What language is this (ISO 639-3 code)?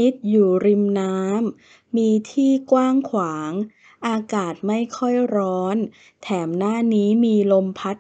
tha